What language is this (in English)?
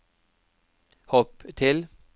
Norwegian